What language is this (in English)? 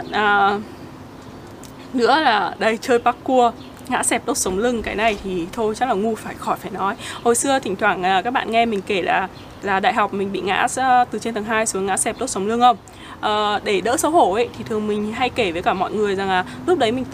Vietnamese